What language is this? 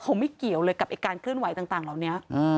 Thai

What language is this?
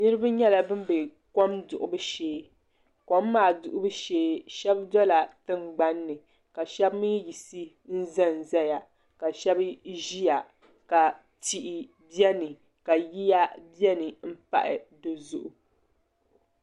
Dagbani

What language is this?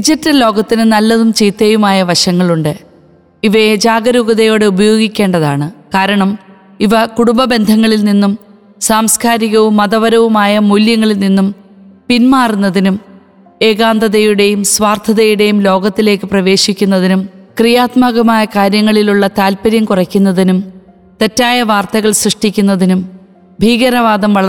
Malayalam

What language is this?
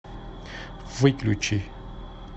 Russian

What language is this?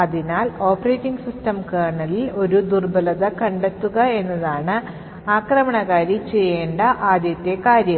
Malayalam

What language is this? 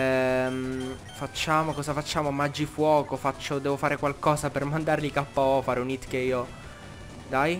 Italian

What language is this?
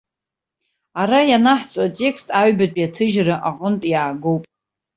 Abkhazian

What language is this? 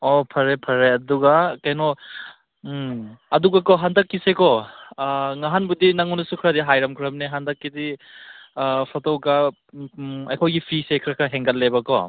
Manipuri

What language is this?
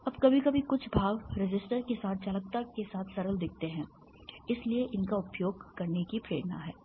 Hindi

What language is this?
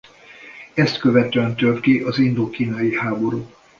Hungarian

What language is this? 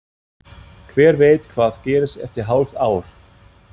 Icelandic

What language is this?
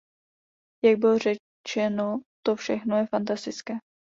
Czech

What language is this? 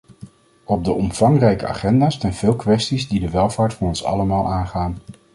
Dutch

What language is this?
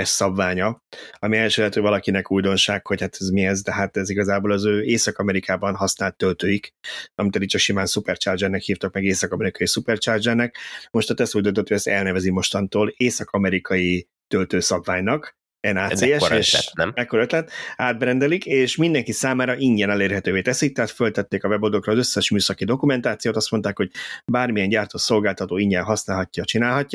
Hungarian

